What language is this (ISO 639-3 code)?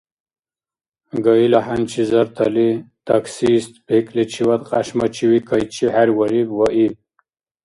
dar